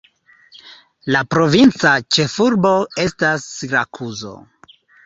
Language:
Esperanto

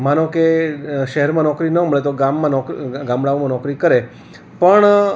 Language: Gujarati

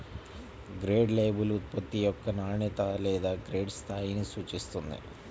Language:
Telugu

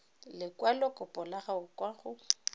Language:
Tswana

